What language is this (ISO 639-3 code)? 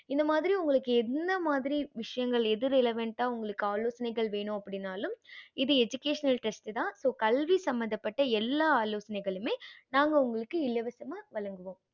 tam